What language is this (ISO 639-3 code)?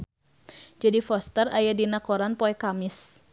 sun